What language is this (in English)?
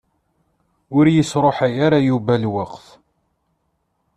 Kabyle